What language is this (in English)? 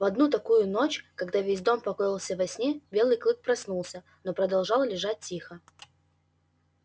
Russian